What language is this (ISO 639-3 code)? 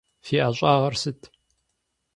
kbd